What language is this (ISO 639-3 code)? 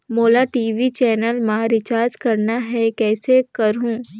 hne